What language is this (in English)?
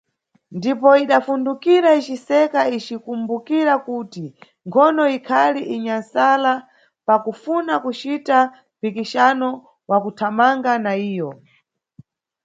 Nyungwe